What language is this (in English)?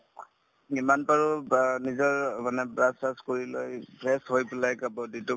Assamese